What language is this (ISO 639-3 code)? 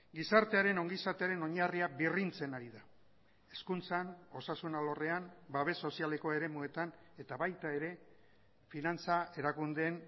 eus